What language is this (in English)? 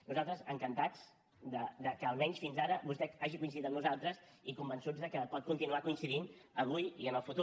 Catalan